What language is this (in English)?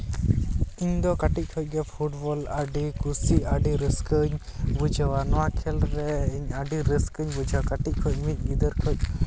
Santali